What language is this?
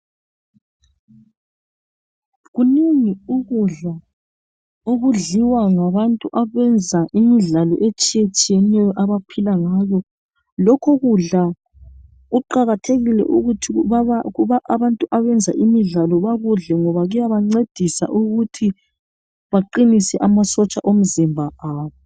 North Ndebele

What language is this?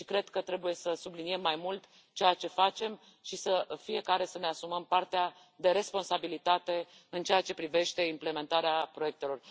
Romanian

